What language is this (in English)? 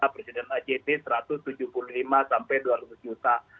Indonesian